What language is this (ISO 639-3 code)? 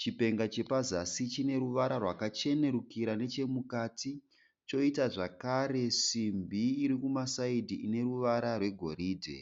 sna